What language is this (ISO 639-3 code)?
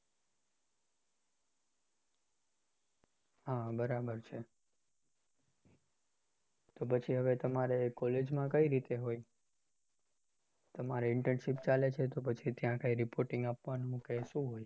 guj